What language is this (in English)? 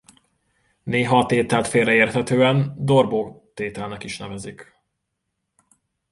Hungarian